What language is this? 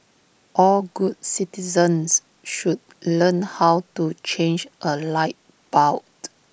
English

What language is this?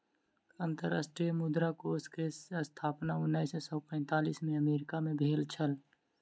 Maithili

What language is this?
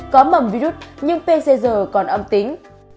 Vietnamese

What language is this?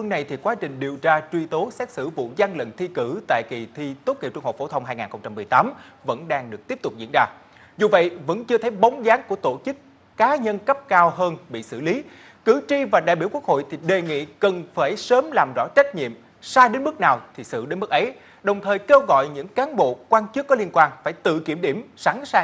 Vietnamese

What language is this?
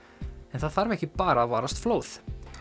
Icelandic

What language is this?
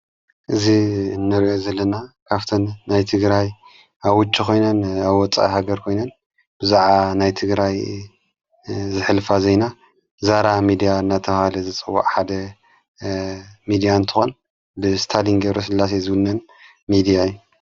Tigrinya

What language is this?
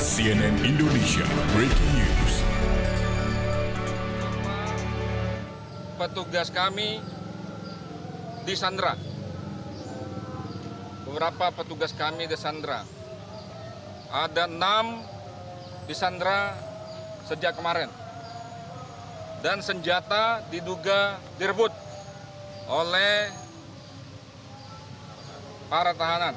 Indonesian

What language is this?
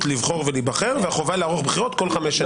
Hebrew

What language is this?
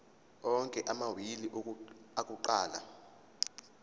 Zulu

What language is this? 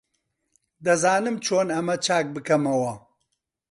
Central Kurdish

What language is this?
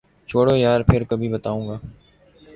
Urdu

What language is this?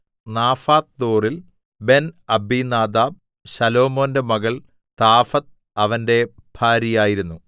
Malayalam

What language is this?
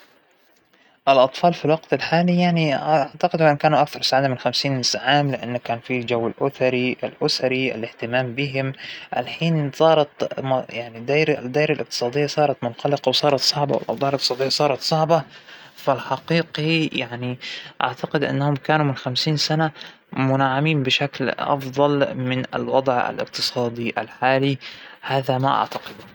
Hijazi Arabic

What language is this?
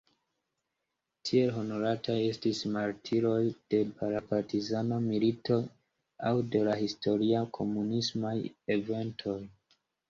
Esperanto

